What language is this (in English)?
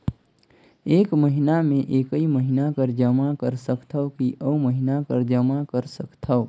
Chhattisgarhi